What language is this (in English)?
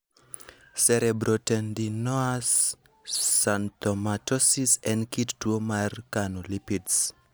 Luo (Kenya and Tanzania)